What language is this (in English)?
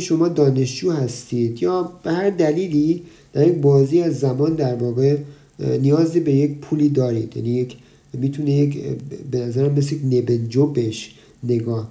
Persian